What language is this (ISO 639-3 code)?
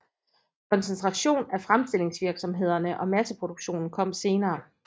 dan